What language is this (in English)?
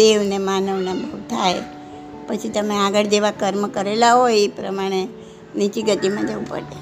Gujarati